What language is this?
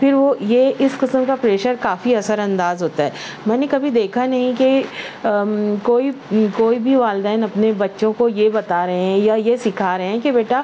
Urdu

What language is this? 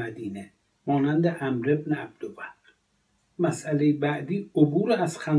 Persian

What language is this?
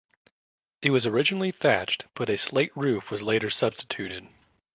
English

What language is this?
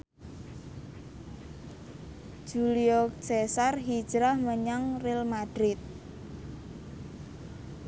Javanese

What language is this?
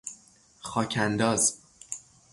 Persian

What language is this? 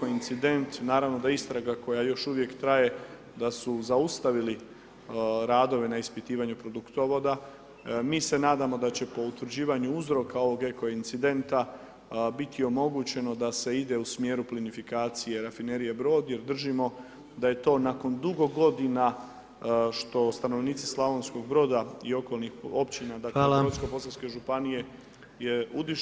Croatian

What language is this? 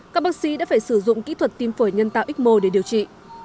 Vietnamese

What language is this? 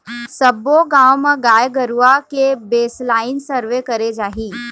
Chhattisgarhi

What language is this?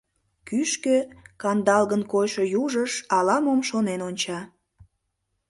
Mari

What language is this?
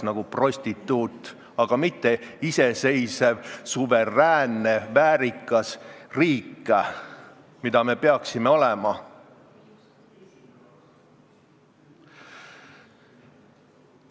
Estonian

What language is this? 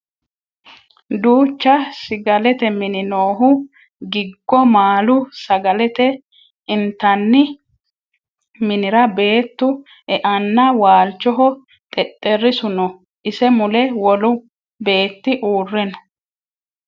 Sidamo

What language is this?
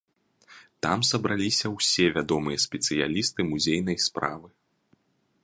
Belarusian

